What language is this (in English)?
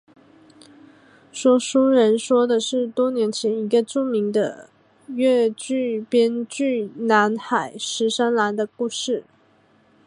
Chinese